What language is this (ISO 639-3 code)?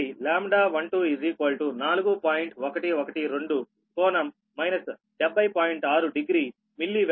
tel